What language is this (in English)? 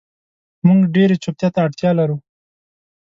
Pashto